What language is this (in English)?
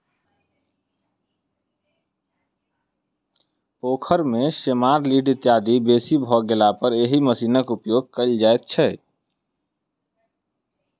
Maithili